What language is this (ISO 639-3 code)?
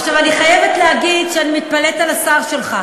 heb